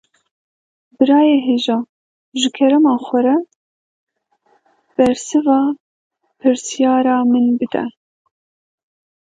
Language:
Kurdish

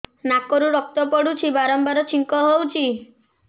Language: Odia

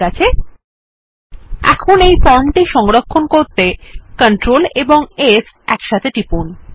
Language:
Bangla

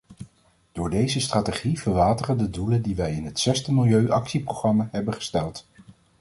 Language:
Dutch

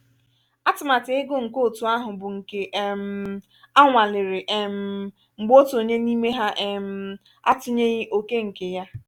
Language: Igbo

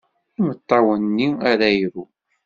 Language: Kabyle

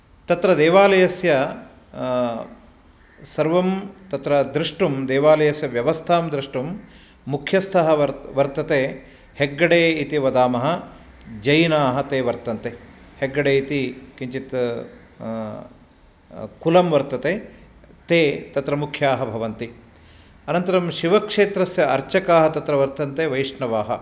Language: Sanskrit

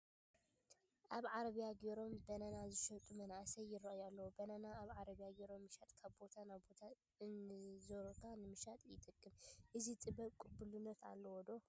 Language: Tigrinya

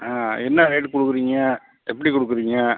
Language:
Tamil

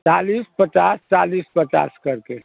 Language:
Hindi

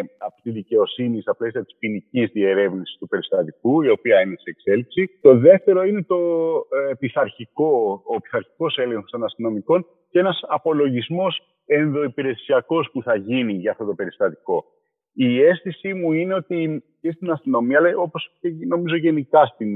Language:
Greek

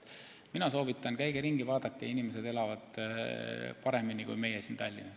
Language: Estonian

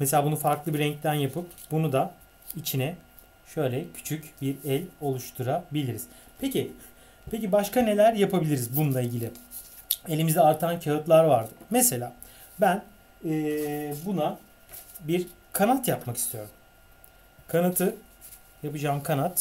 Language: Turkish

